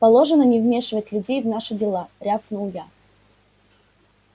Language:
Russian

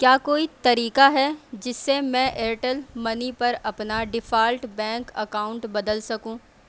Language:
Urdu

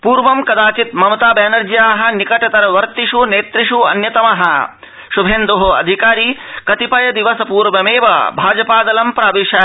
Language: Sanskrit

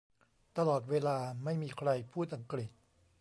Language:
Thai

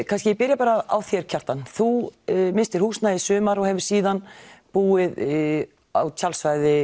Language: Icelandic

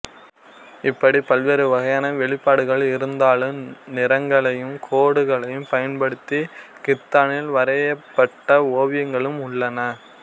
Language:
Tamil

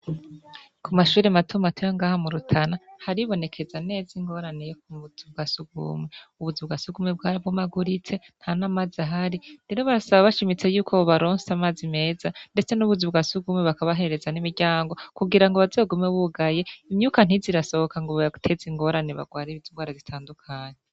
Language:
Rundi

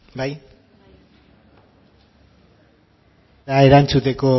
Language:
Basque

